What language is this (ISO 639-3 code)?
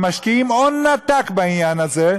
heb